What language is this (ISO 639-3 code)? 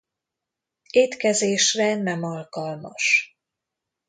hun